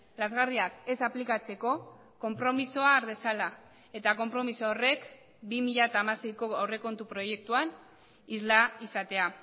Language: Basque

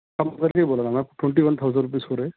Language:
Urdu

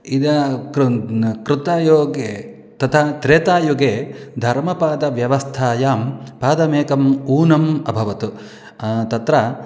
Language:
Sanskrit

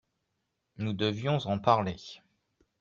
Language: French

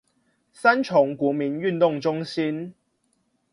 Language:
Chinese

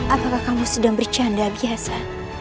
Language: Indonesian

